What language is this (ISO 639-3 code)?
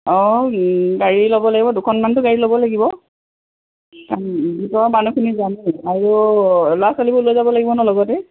asm